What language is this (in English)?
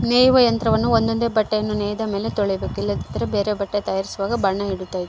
Kannada